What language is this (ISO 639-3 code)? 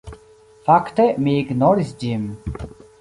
epo